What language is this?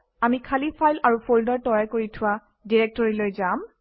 Assamese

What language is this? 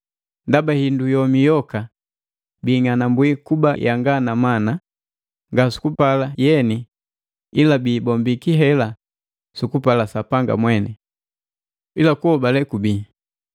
Matengo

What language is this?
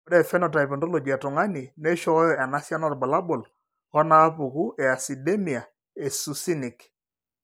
Masai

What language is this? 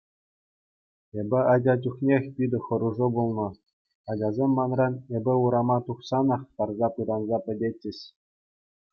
Chuvash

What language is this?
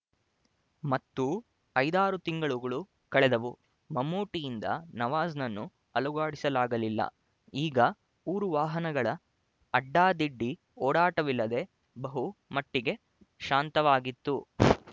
Kannada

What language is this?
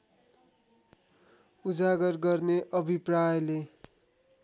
Nepali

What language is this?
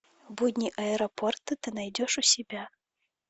Russian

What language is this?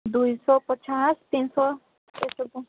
Odia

